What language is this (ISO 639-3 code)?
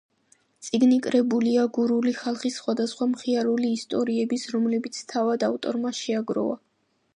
kat